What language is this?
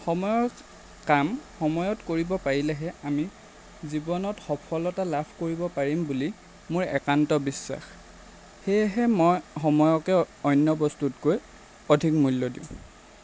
Assamese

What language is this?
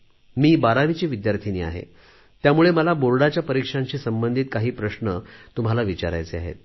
Marathi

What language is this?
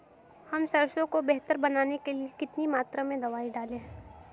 Hindi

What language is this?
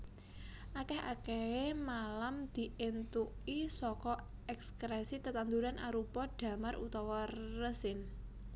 Javanese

